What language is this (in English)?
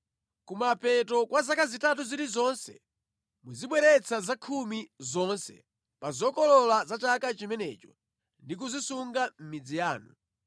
Nyanja